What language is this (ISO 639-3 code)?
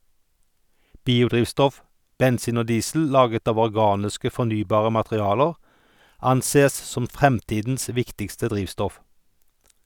nor